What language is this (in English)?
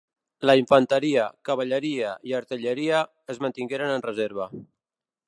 Catalan